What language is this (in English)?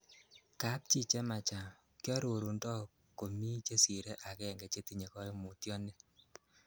Kalenjin